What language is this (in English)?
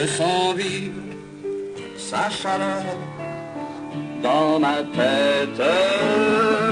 French